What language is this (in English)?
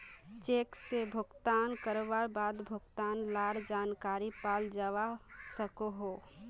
Magahi